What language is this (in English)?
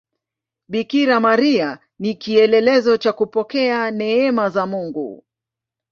Swahili